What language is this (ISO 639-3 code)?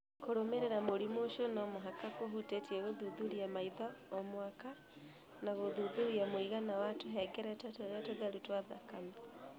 kik